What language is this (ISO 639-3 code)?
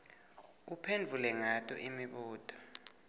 ssw